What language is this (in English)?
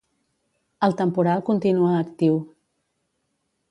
Catalan